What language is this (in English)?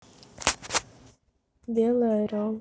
Russian